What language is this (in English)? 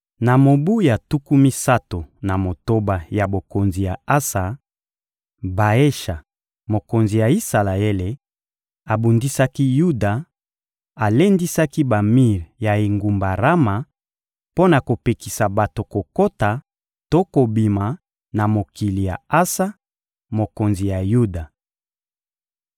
Lingala